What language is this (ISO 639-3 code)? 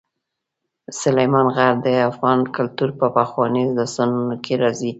pus